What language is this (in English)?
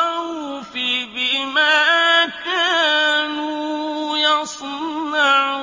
Arabic